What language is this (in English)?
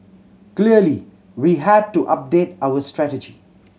English